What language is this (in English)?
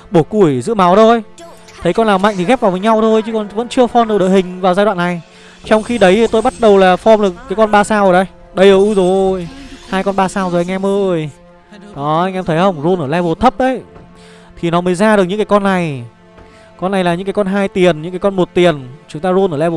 Vietnamese